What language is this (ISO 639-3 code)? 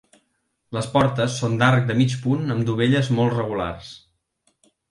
cat